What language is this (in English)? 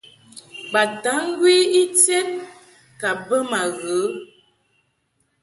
Mungaka